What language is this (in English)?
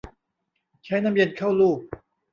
Thai